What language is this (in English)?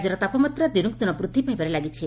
Odia